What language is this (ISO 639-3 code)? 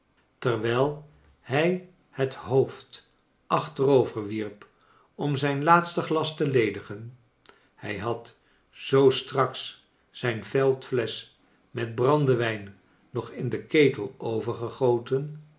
nld